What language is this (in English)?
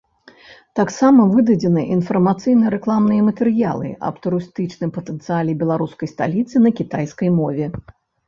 Belarusian